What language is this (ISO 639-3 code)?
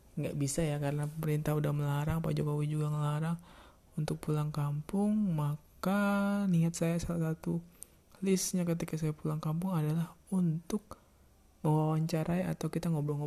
ind